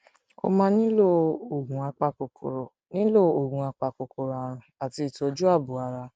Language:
Yoruba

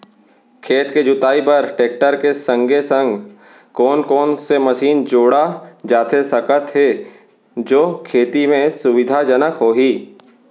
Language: Chhattisgarhi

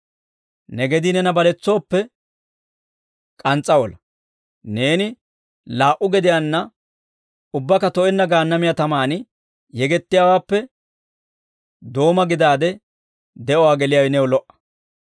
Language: Dawro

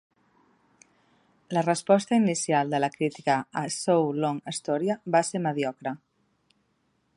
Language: Catalan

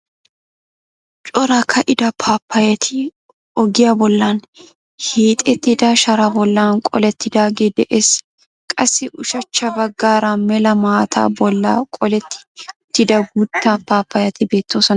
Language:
Wolaytta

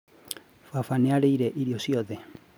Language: Kikuyu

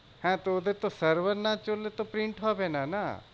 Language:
Bangla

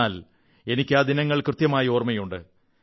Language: Malayalam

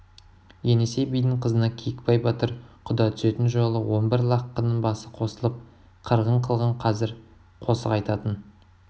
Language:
Kazakh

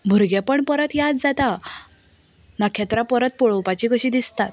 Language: Konkani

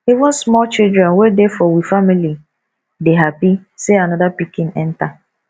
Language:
Nigerian Pidgin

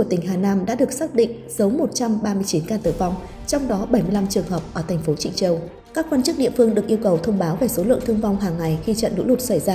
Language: Vietnamese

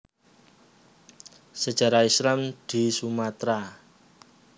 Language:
Javanese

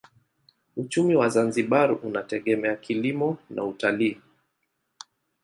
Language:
Swahili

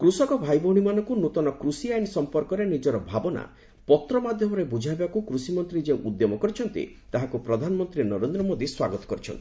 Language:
Odia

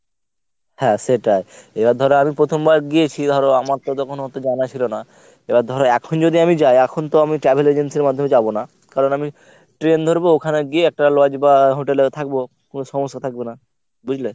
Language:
Bangla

